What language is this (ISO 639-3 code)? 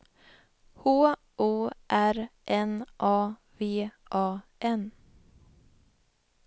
swe